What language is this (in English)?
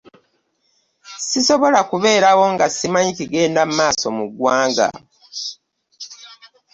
Ganda